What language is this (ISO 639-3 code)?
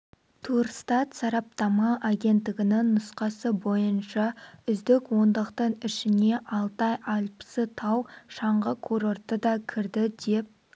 kaz